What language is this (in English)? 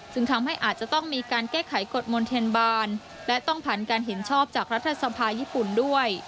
Thai